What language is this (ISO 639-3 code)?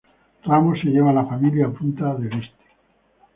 spa